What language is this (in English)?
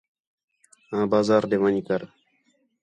Khetrani